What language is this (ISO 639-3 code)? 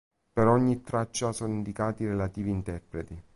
ita